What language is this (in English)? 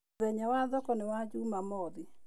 Kikuyu